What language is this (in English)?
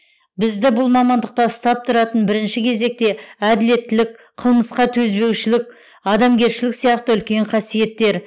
Kazakh